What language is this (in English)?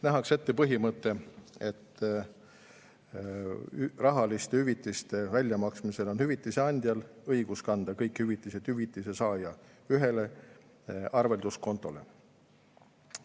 Estonian